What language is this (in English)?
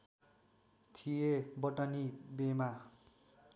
Nepali